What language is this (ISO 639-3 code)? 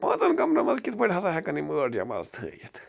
kas